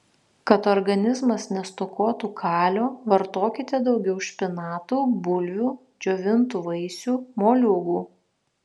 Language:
Lithuanian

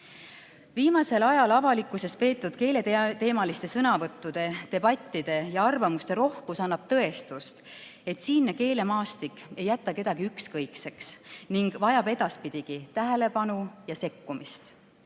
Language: Estonian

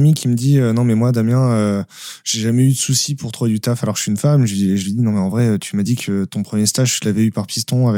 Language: French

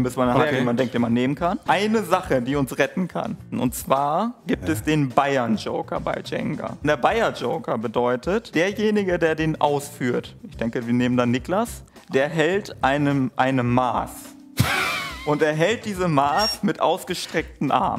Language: German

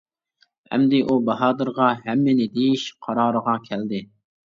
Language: Uyghur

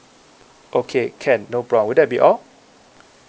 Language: English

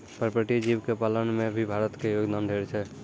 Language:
Maithili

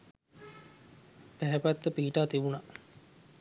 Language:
Sinhala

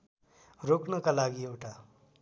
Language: Nepali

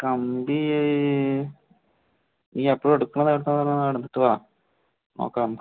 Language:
Malayalam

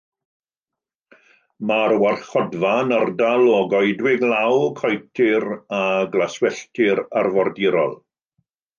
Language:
Welsh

